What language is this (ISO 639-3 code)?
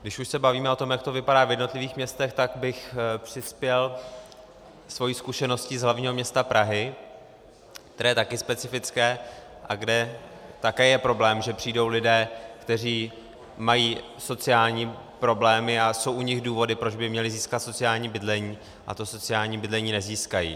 ces